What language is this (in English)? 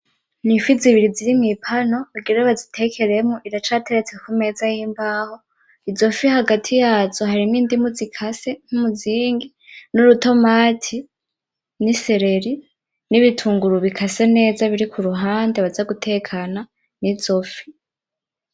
Rundi